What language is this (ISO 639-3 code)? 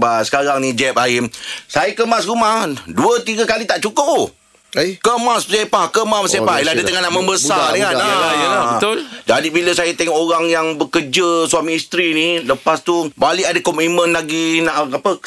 msa